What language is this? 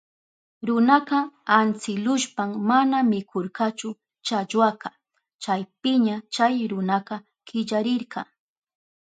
Southern Pastaza Quechua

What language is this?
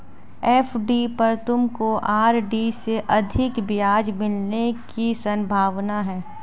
Hindi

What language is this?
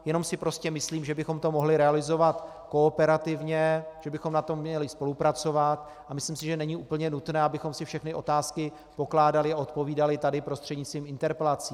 Czech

